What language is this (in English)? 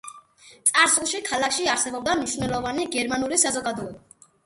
Georgian